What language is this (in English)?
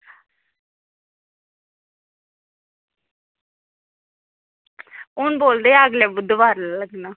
Dogri